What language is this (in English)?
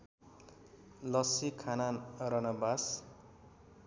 Nepali